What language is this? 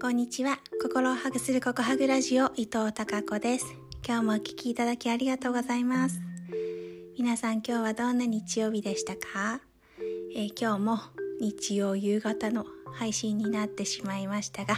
Japanese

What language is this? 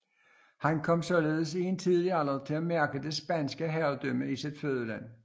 Danish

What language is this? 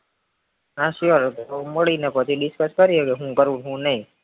Gujarati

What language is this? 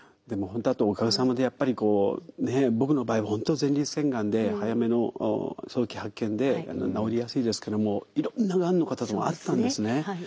Japanese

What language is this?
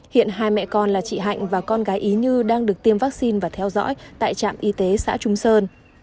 Vietnamese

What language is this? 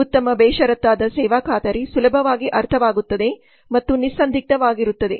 Kannada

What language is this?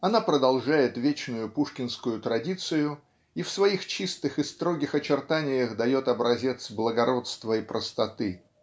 Russian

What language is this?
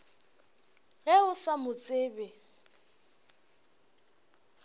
Northern Sotho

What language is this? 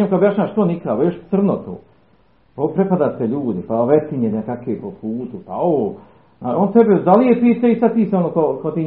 Croatian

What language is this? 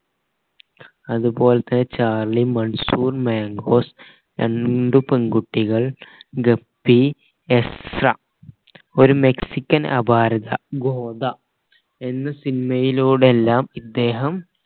Malayalam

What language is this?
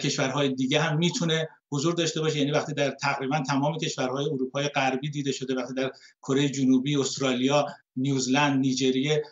Persian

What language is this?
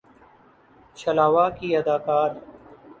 Urdu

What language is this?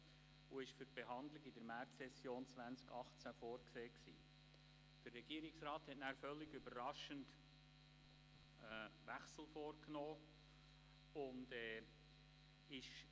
Swiss German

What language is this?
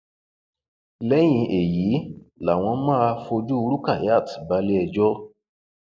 Yoruba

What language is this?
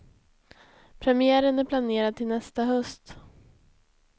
Swedish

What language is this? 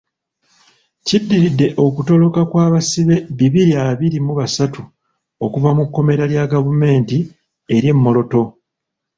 Ganda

